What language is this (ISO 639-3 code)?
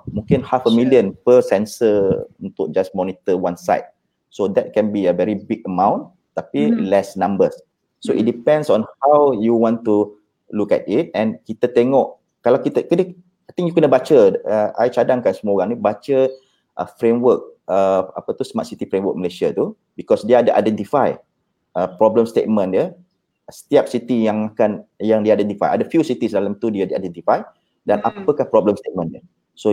msa